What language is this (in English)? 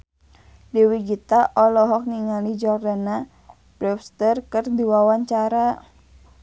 Sundanese